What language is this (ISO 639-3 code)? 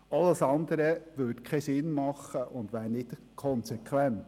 gsw